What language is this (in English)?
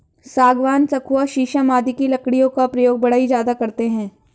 Hindi